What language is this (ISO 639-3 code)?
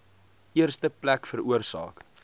afr